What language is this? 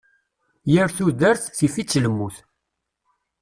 Kabyle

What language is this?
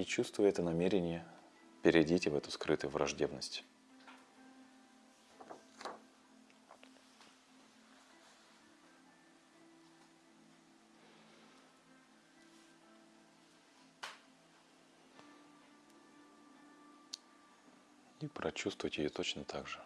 Russian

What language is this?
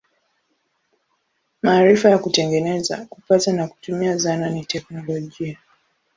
Swahili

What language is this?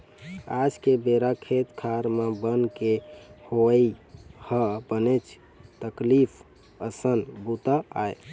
Chhattisgarhi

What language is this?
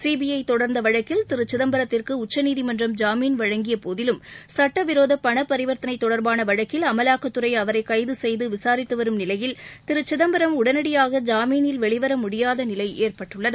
Tamil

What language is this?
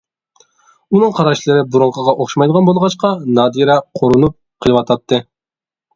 Uyghur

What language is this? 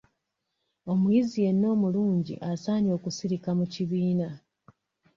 Ganda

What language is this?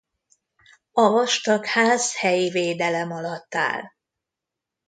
Hungarian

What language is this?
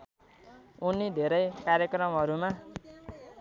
Nepali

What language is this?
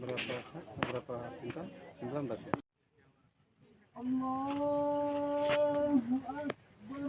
Indonesian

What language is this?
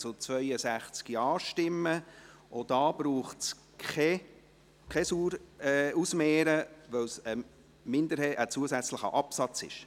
Swiss German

